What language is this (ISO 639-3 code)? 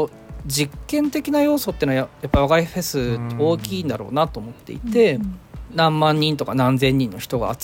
jpn